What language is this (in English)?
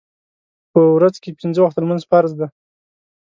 Pashto